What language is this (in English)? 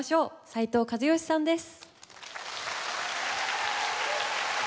Japanese